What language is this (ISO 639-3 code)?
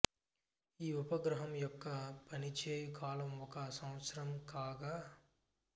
tel